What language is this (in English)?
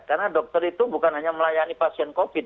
Indonesian